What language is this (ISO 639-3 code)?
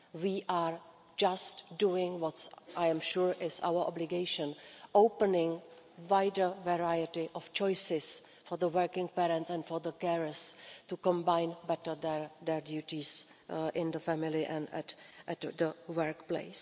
eng